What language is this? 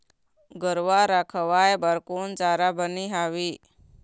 Chhattisgarhi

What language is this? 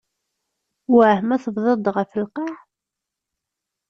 Kabyle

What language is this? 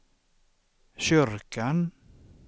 Swedish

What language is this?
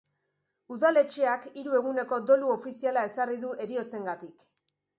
Basque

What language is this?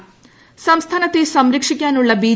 Malayalam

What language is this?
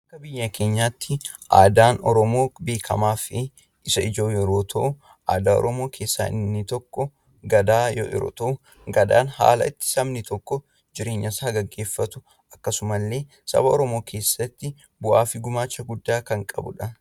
Oromo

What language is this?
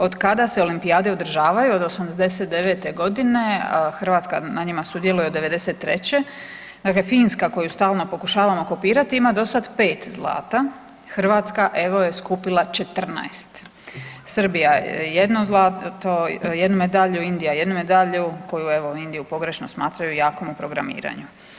Croatian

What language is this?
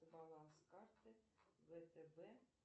Russian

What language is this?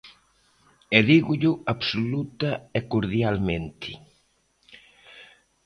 Galician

